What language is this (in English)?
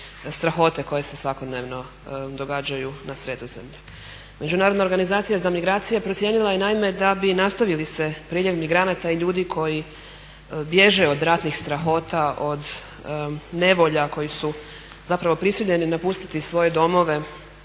Croatian